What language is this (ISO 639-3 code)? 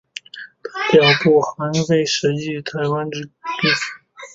zho